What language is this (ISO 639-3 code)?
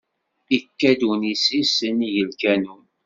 kab